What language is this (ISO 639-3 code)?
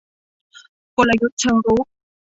tha